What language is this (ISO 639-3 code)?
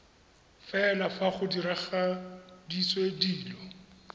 tsn